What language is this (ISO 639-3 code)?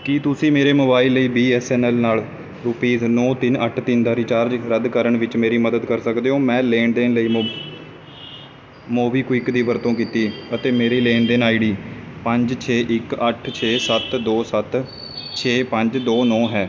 pan